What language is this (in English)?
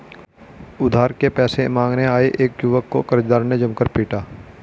Hindi